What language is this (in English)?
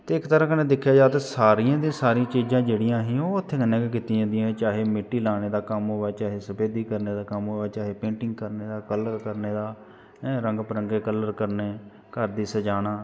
Dogri